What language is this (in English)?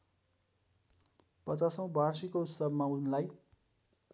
Nepali